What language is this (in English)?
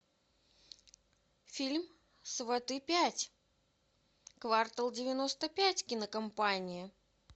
Russian